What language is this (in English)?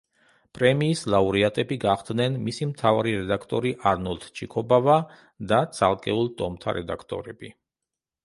Georgian